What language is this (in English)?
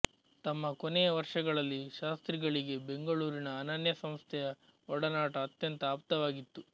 Kannada